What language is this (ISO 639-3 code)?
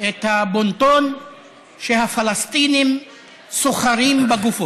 heb